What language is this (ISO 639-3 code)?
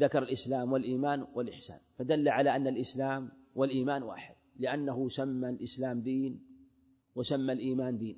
ara